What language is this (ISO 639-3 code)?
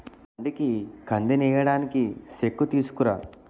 tel